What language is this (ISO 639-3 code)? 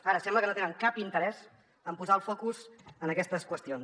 cat